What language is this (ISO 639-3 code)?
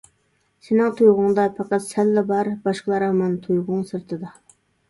uig